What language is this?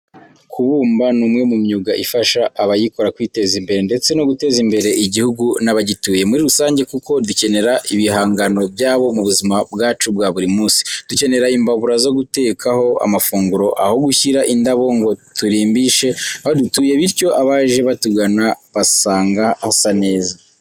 Kinyarwanda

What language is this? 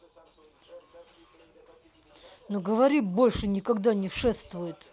Russian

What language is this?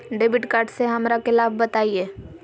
Magahi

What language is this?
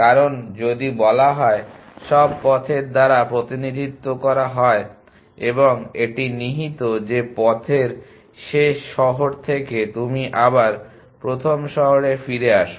Bangla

